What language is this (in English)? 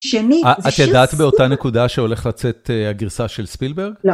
Hebrew